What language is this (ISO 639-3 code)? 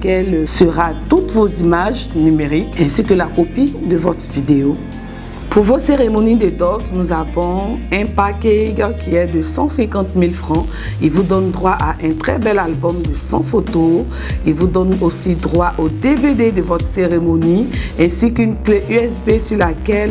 fra